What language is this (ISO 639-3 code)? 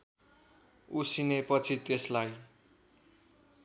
nep